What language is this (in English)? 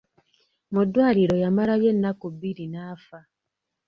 Ganda